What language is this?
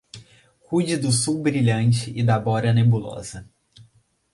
Portuguese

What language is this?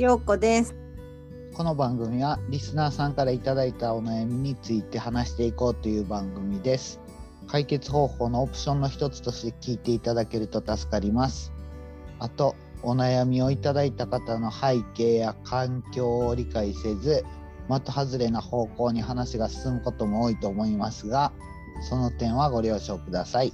Japanese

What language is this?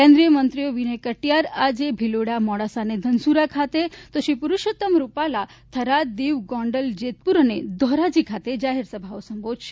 Gujarati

